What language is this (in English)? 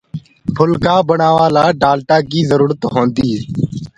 Gurgula